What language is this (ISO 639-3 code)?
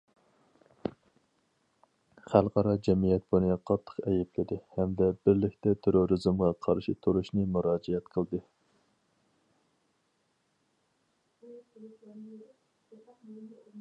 uig